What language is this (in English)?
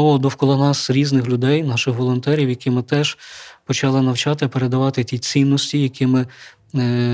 Ukrainian